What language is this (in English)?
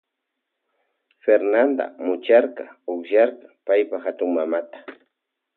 Loja Highland Quichua